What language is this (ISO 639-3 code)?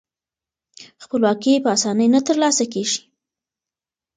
pus